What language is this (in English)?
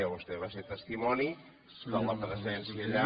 Catalan